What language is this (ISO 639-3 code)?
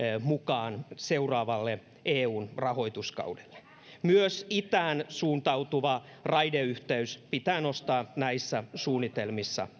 fin